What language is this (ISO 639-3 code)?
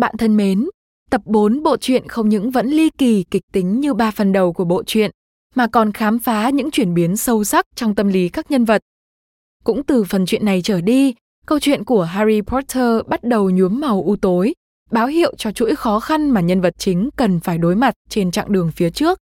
vie